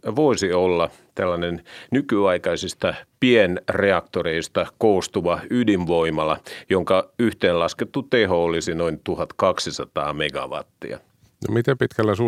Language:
Finnish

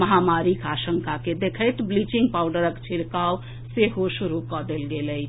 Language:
Maithili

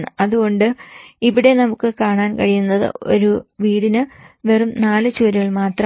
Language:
Malayalam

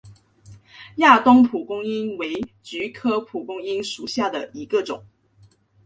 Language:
Chinese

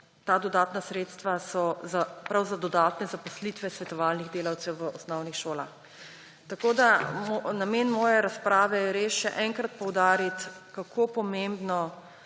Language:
Slovenian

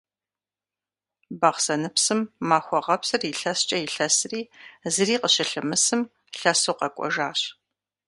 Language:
Kabardian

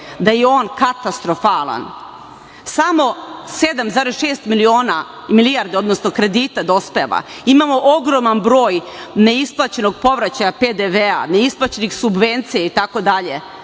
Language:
Serbian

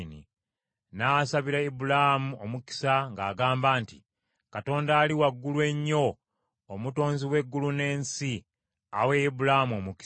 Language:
Ganda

